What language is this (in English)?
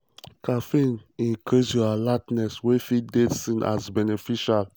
Nigerian Pidgin